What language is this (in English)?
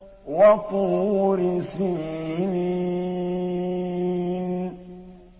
Arabic